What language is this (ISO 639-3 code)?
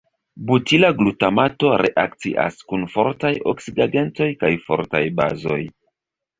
epo